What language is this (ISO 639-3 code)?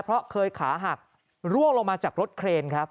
tha